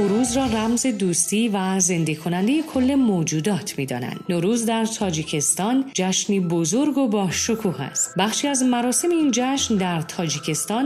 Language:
Persian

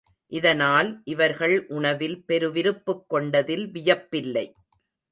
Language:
Tamil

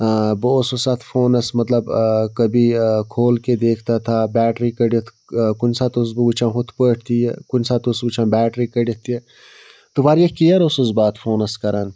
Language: Kashmiri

